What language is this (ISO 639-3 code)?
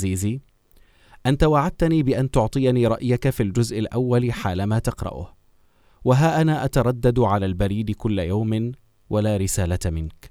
ara